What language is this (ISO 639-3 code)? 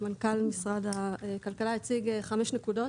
heb